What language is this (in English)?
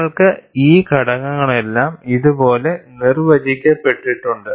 Malayalam